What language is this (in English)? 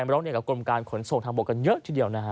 Thai